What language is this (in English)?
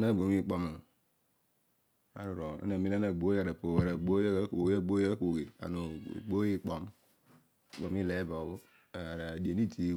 Odual